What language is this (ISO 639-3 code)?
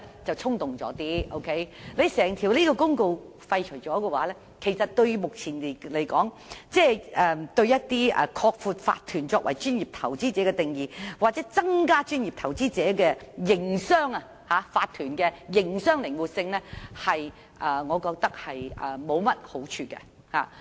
yue